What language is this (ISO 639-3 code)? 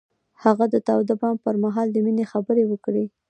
pus